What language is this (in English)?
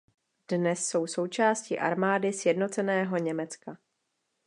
Czech